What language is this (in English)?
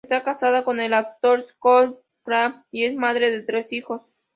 Spanish